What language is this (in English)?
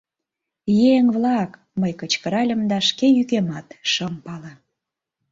Mari